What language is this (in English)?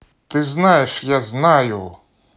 Russian